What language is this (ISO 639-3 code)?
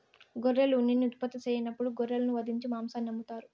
tel